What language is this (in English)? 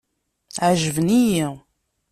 Kabyle